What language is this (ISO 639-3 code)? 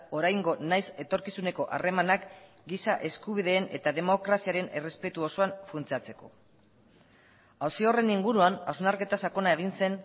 eus